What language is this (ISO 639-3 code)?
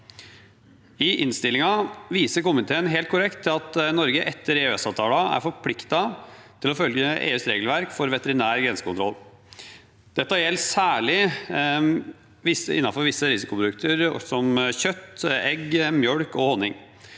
nor